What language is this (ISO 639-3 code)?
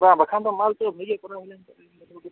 sat